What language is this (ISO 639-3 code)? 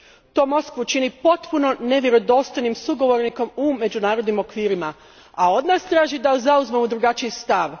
hrv